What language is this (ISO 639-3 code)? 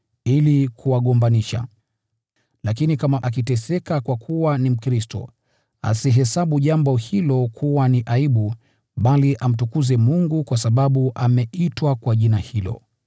swa